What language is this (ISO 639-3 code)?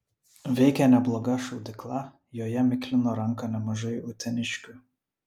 lit